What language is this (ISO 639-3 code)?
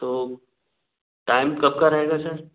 hin